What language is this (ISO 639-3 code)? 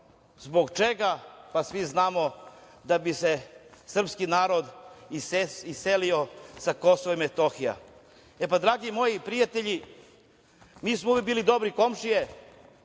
srp